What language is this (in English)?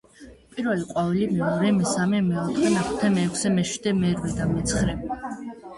Georgian